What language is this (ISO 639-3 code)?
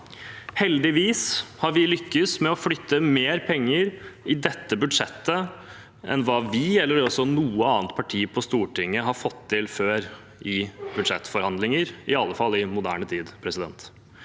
nor